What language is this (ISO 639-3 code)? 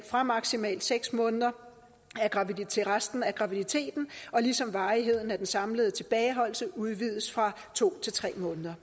dan